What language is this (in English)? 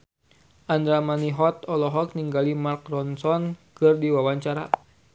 Sundanese